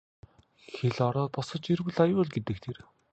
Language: Mongolian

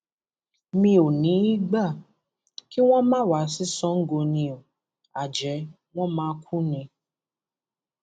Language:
Yoruba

